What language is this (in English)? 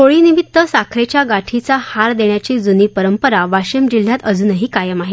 Marathi